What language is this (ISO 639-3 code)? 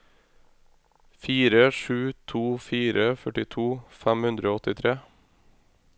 nor